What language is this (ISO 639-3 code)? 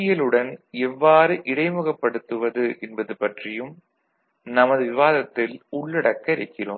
tam